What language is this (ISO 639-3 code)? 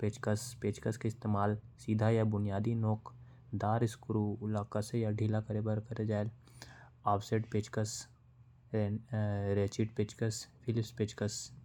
kfp